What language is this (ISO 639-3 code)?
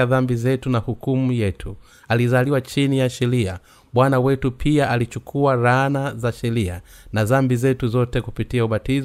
swa